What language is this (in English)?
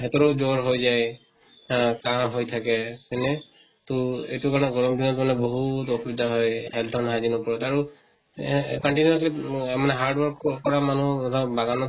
Assamese